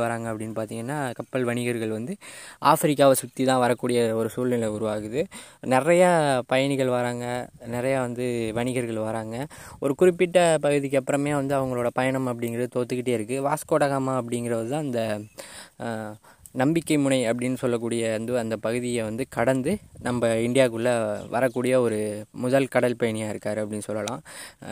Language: Tamil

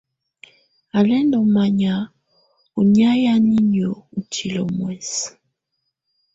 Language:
Tunen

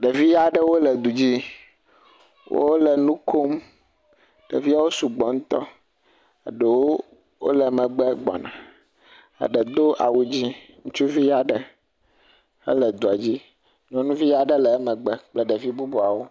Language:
Ewe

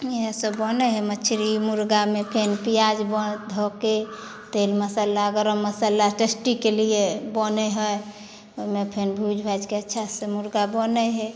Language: Maithili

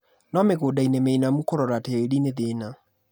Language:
Kikuyu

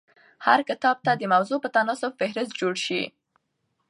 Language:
Pashto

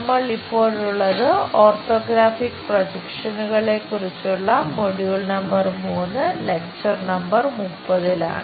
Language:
Malayalam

